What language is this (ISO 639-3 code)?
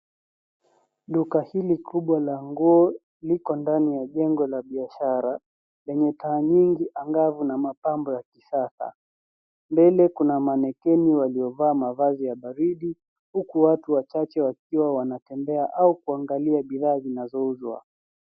swa